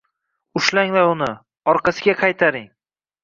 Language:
Uzbek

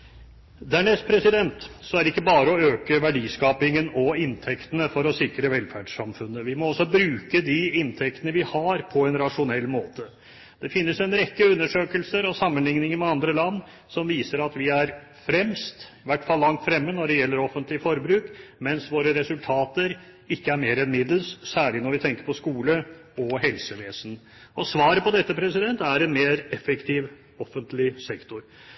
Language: Norwegian Bokmål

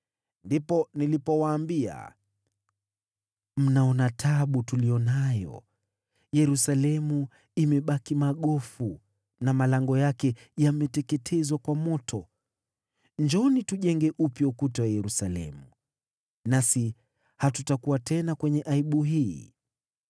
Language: Swahili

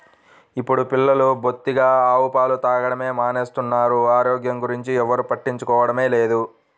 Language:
Telugu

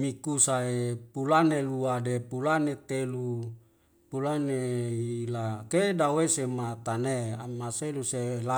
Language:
Wemale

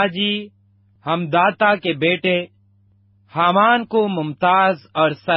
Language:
Urdu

